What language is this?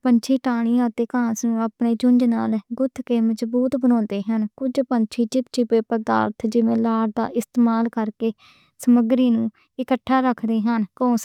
Western Panjabi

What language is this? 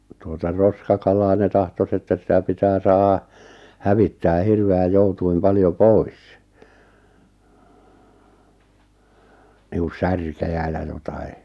Finnish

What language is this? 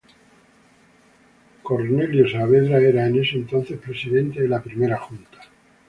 Spanish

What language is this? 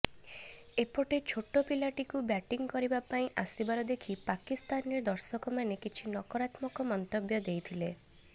Odia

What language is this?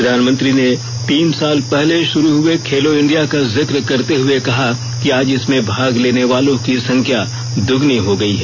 Hindi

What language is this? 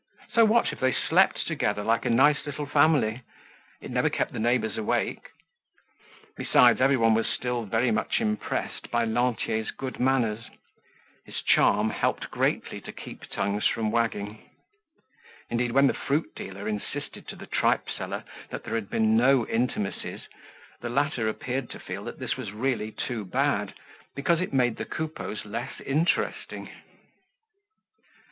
English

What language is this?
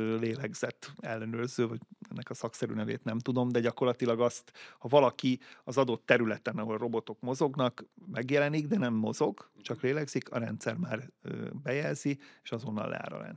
Hungarian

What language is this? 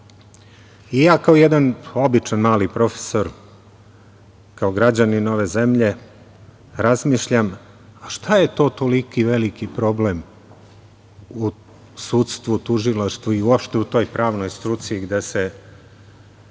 Serbian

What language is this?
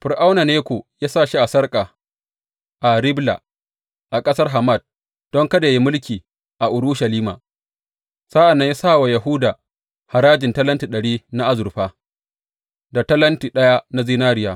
Hausa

